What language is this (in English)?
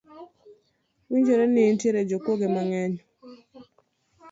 Luo (Kenya and Tanzania)